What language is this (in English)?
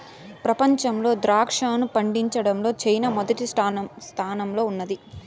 Telugu